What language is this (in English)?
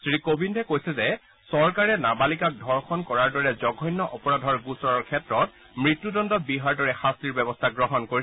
Assamese